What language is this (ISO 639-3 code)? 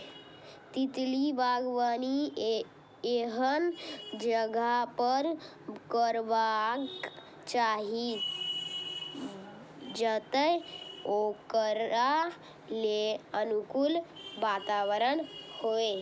mai